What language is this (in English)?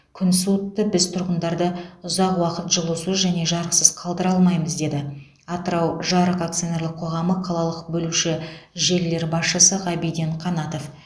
Kazakh